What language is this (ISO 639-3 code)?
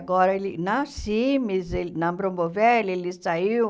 por